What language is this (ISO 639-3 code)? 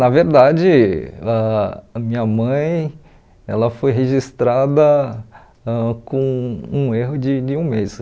por